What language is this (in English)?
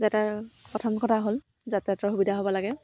Assamese